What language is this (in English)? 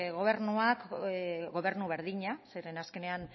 Basque